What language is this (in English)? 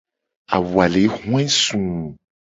Gen